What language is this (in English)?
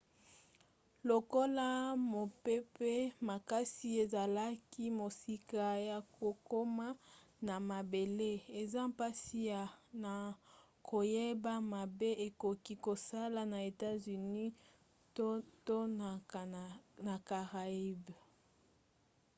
Lingala